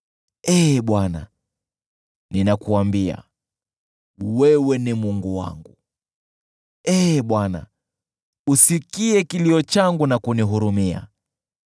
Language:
Swahili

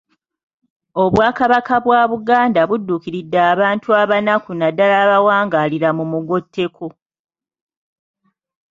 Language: Ganda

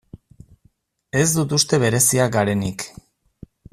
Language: Basque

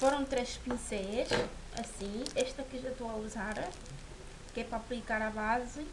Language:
Portuguese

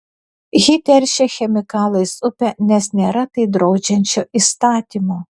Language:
Lithuanian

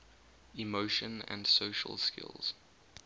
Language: English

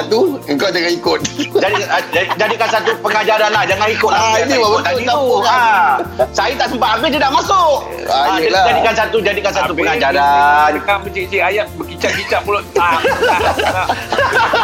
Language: Malay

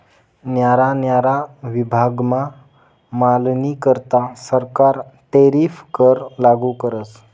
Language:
Marathi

